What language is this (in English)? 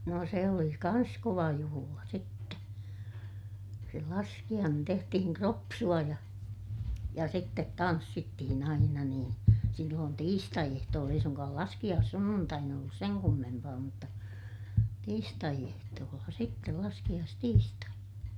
Finnish